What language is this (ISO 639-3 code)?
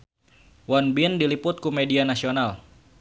sun